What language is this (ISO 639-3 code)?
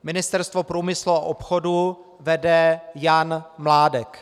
ces